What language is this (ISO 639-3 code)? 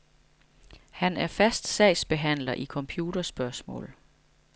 dan